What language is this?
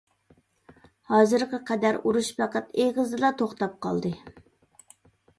Uyghur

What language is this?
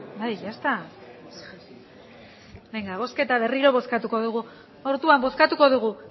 Basque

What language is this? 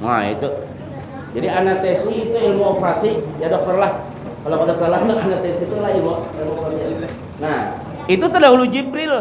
Indonesian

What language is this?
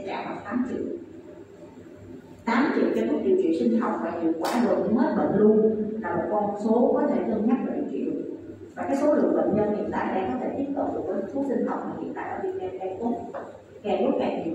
Vietnamese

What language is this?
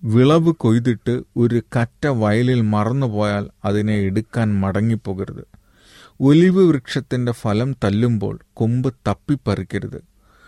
Malayalam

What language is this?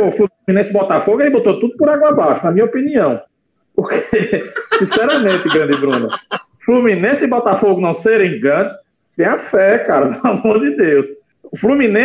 Portuguese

